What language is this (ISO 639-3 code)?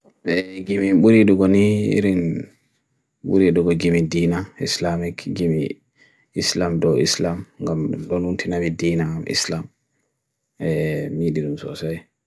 fui